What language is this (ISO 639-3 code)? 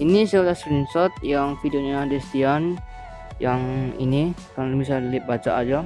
ind